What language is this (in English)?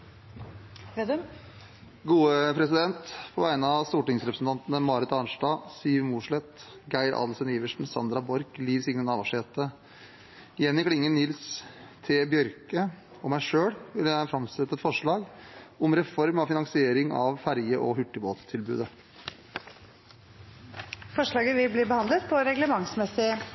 Norwegian